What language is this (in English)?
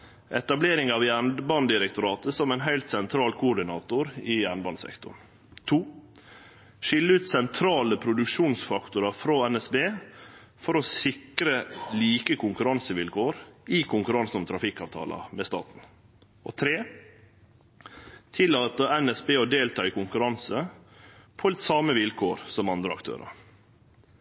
Norwegian Nynorsk